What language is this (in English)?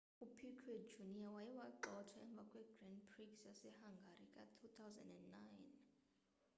Xhosa